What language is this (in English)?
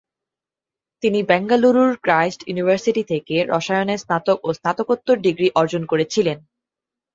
Bangla